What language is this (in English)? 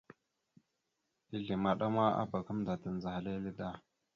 Mada (Cameroon)